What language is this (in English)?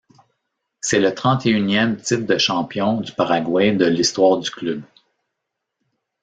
French